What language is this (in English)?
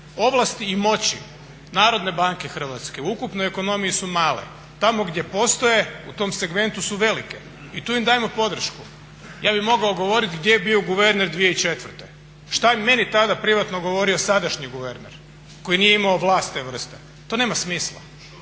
Croatian